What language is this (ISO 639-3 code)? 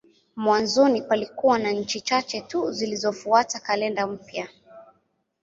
swa